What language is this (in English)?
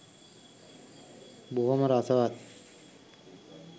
Sinhala